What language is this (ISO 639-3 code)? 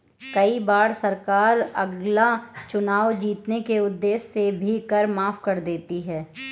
hin